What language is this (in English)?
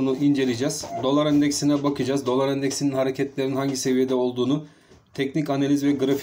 Turkish